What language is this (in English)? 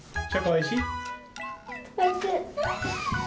Japanese